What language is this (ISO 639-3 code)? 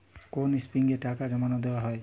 ben